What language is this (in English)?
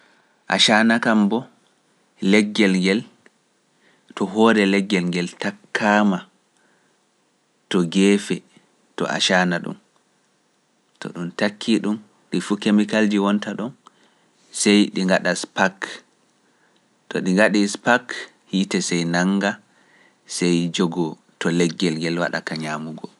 Pular